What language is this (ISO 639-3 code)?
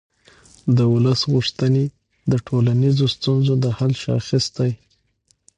pus